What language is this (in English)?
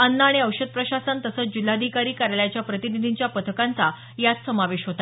Marathi